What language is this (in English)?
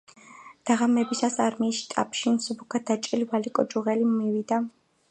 Georgian